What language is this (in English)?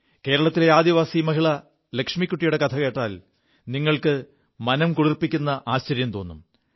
Malayalam